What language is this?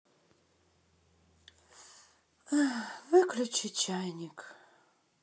Russian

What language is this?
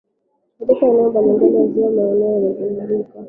Swahili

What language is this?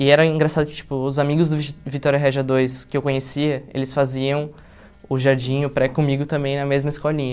Portuguese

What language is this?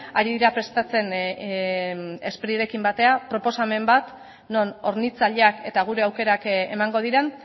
Basque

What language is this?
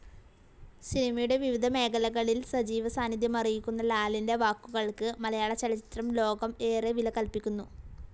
Malayalam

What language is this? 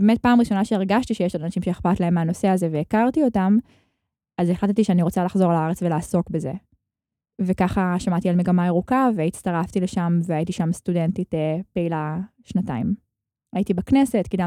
Hebrew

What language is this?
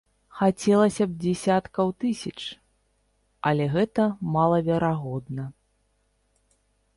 Belarusian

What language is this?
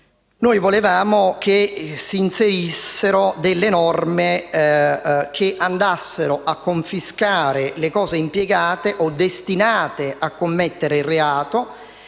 Italian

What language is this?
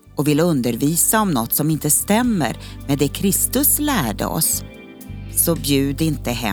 Swedish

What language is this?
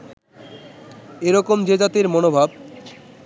Bangla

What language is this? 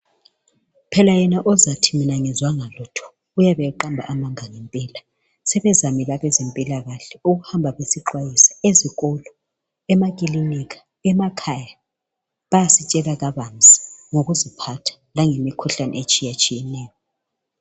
North Ndebele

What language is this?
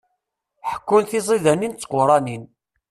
Kabyle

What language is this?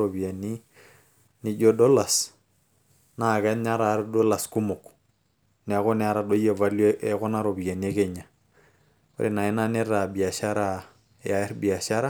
Masai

